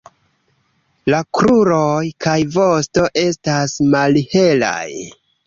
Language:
Esperanto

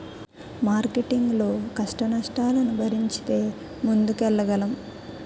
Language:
Telugu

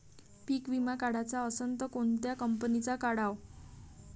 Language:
Marathi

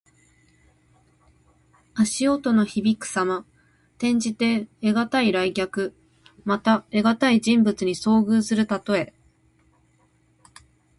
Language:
Japanese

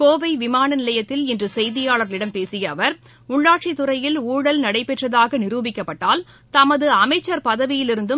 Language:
Tamil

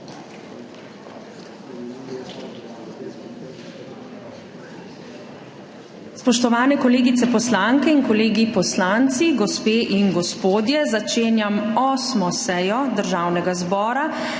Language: Slovenian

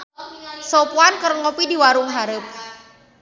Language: Sundanese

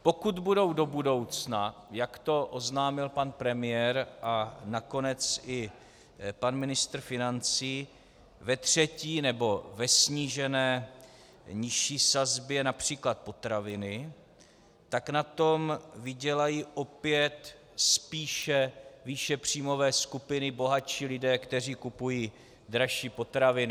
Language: Czech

